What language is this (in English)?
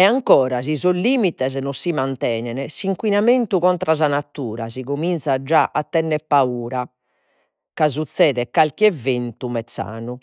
Sardinian